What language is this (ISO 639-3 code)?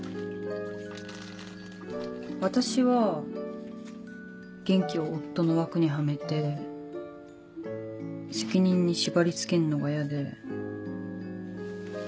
jpn